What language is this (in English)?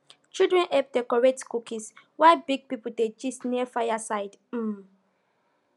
Nigerian Pidgin